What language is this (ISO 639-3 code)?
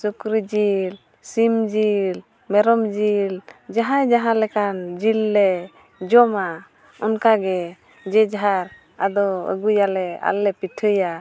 sat